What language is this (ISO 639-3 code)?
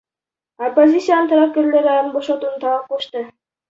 kir